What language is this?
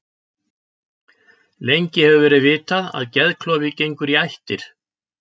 Icelandic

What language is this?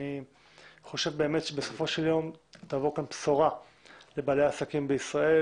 Hebrew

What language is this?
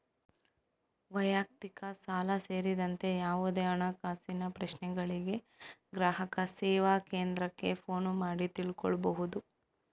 Kannada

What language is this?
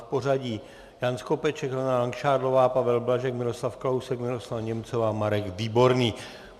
Czech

